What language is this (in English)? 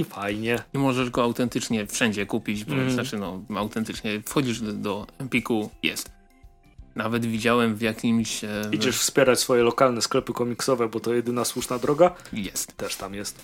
Polish